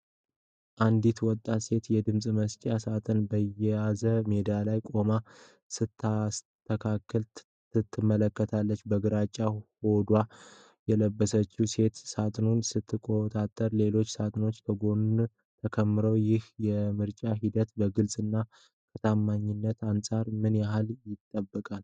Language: Amharic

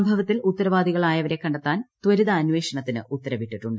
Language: Malayalam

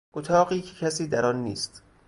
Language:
Persian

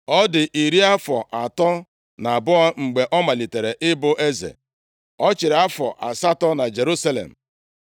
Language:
Igbo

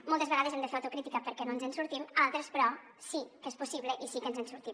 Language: Catalan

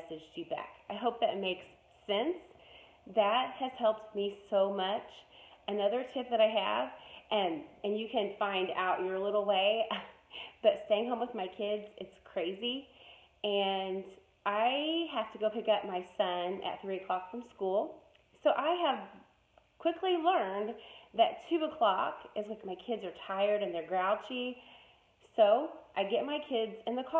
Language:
English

